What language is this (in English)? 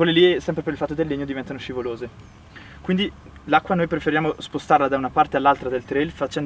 Italian